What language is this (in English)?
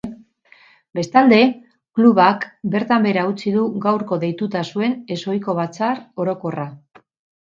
Basque